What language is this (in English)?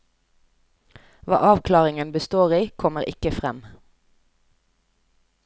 Norwegian